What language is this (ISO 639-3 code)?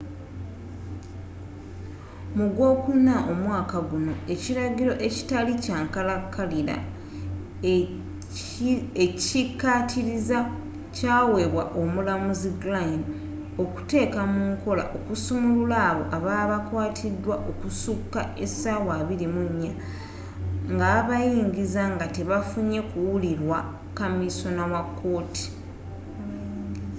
lug